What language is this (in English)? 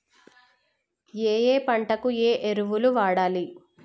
Telugu